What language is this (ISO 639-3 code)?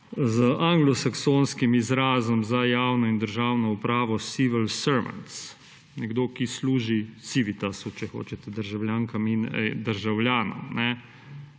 slv